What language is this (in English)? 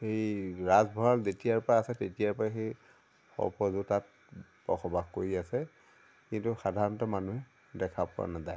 Assamese